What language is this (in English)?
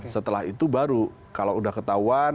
Indonesian